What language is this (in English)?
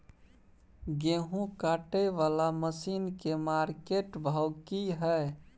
Maithili